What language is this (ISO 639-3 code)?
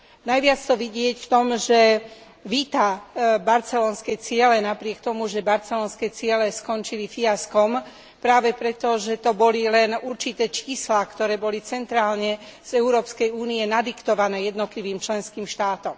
slk